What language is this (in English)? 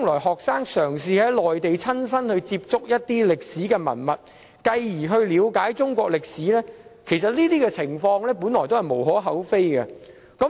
Cantonese